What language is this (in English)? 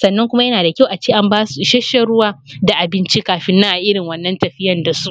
Hausa